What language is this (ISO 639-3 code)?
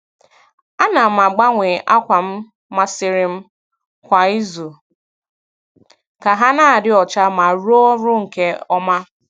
ibo